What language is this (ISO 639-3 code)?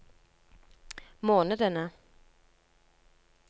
nor